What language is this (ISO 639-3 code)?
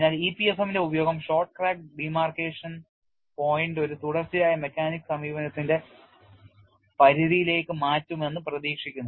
mal